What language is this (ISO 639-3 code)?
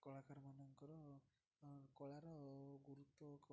ori